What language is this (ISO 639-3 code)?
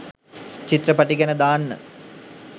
sin